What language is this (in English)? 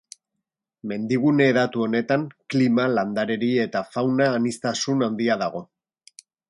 Basque